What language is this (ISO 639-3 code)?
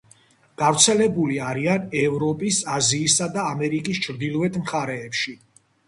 kat